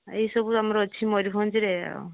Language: Odia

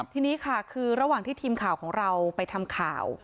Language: Thai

